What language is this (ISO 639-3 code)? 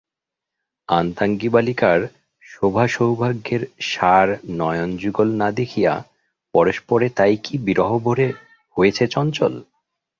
ben